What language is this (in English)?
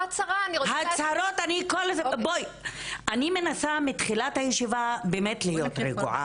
Hebrew